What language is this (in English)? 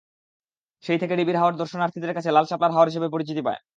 Bangla